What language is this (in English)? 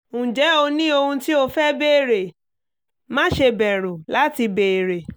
Yoruba